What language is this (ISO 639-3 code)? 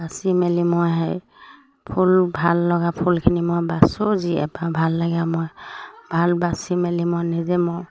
asm